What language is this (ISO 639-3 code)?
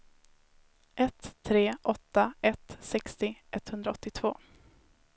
swe